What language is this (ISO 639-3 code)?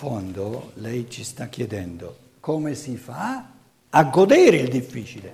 ita